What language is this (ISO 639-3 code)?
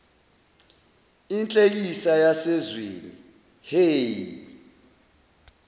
zul